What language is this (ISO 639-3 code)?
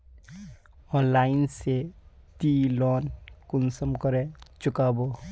mag